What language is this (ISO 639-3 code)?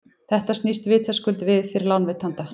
isl